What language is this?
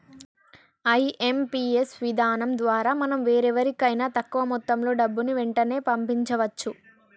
Telugu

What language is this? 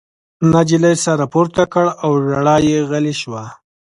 Pashto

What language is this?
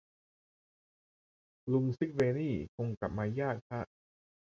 Thai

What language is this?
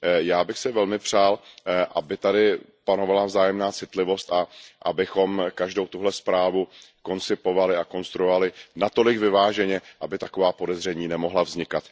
Czech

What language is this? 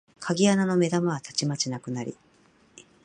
Japanese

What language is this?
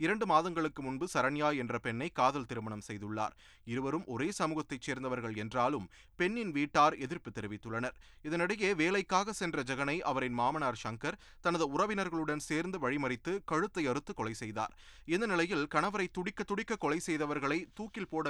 Tamil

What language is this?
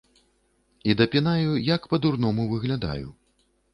Belarusian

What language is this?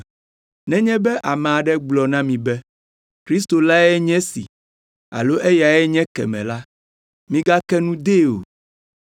Ewe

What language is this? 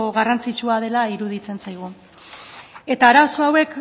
Basque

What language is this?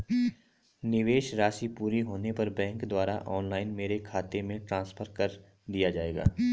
Hindi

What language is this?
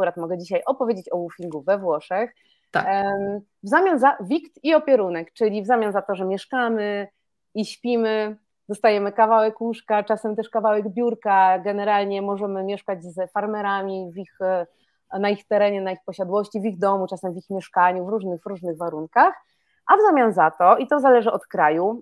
Polish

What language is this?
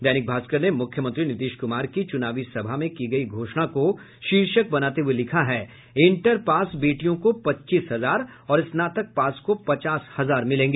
Hindi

